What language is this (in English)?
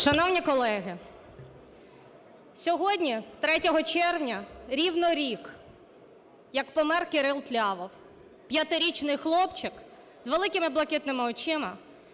Ukrainian